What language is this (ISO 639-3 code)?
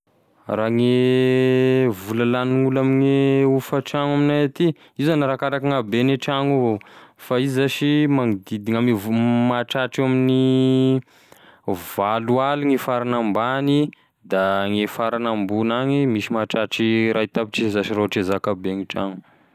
tkg